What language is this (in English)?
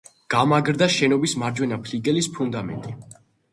Georgian